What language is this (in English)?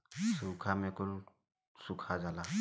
Bhojpuri